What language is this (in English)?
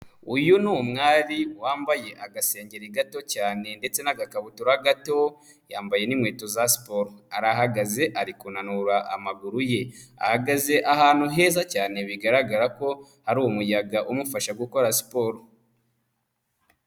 Kinyarwanda